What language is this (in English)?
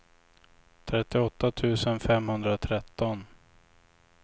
Swedish